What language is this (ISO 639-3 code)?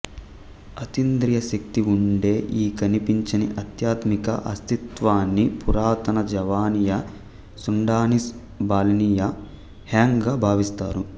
tel